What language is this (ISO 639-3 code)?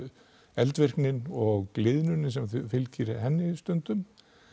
isl